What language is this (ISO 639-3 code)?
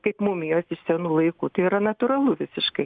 lit